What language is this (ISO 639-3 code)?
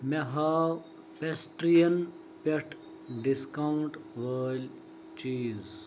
kas